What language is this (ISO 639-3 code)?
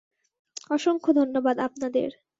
ben